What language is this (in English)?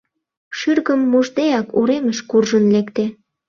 Mari